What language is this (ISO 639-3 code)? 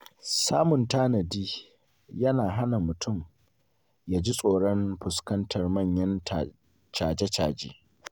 hau